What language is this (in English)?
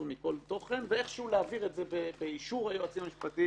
Hebrew